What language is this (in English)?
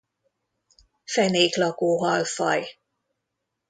Hungarian